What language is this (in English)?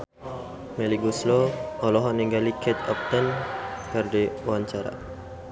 Sundanese